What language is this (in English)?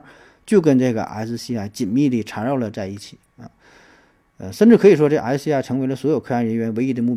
Chinese